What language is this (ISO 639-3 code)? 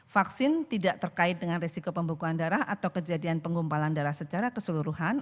ind